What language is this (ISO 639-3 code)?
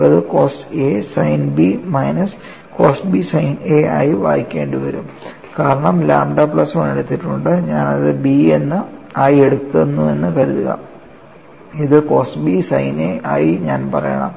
mal